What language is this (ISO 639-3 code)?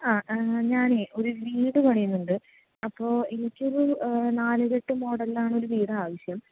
mal